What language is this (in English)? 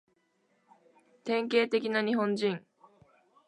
Japanese